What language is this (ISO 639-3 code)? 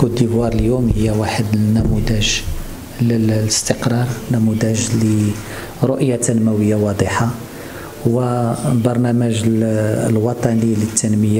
ara